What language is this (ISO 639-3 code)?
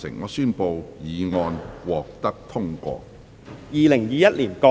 yue